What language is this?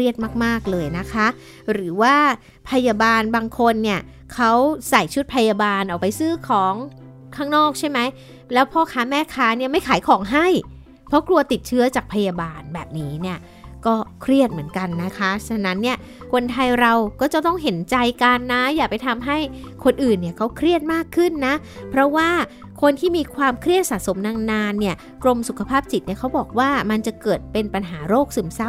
Thai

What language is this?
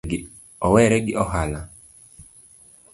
Luo (Kenya and Tanzania)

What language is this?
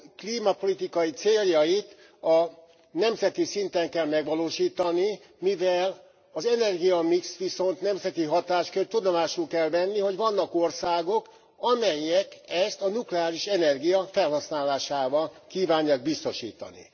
Hungarian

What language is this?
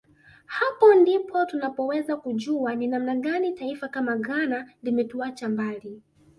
Swahili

